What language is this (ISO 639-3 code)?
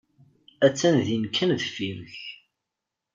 kab